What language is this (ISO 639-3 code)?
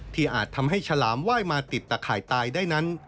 tha